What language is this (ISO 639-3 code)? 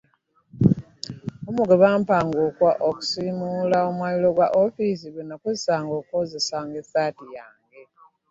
lug